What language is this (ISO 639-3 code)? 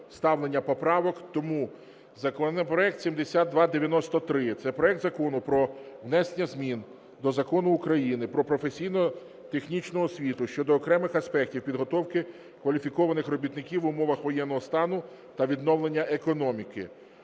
ukr